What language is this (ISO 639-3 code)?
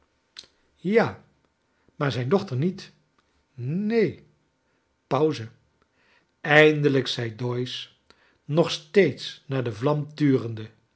nld